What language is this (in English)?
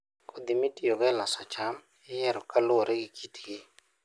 Luo (Kenya and Tanzania)